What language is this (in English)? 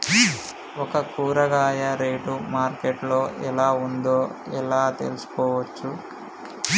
Telugu